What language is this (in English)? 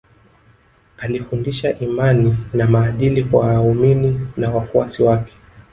Swahili